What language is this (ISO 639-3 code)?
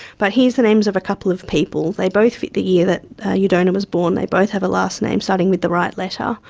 eng